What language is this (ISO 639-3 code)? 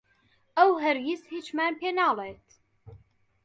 ckb